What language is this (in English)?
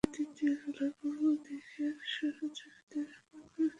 Bangla